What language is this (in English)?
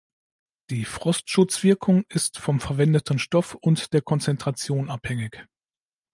German